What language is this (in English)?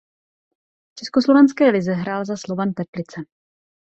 Czech